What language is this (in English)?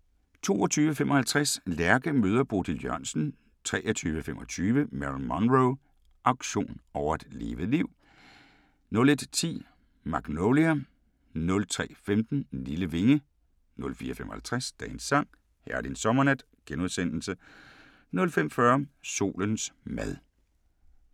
Danish